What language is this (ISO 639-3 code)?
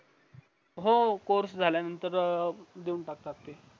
mar